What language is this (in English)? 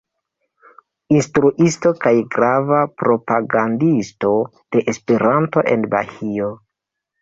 Esperanto